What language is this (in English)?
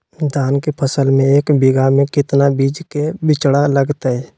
Magahi